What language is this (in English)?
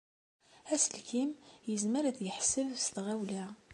Kabyle